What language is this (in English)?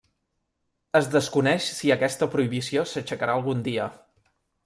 Catalan